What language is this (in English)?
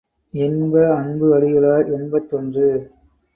Tamil